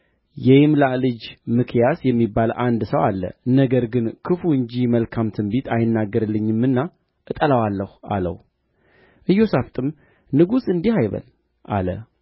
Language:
Amharic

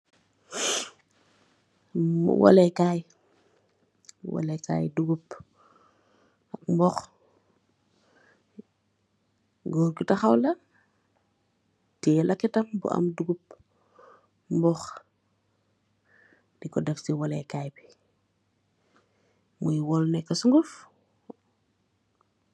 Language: Wolof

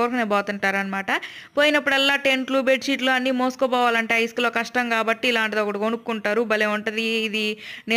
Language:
Telugu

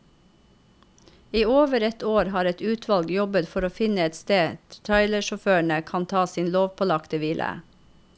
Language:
Norwegian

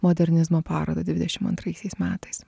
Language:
Lithuanian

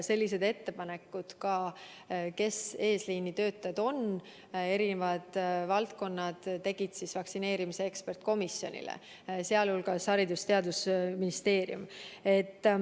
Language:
Estonian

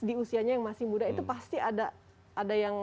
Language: Indonesian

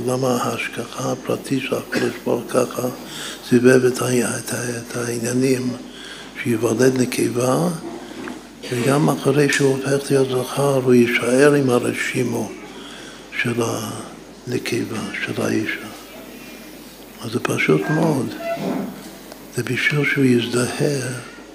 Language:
Hebrew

